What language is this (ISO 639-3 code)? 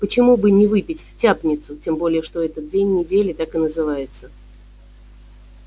rus